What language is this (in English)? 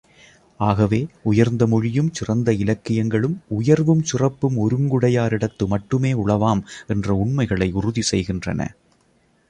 Tamil